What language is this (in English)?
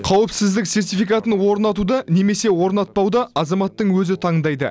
Kazakh